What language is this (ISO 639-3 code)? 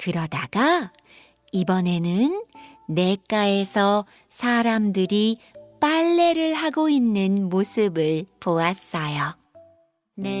kor